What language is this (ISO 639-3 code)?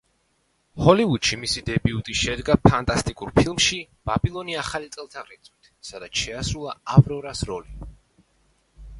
kat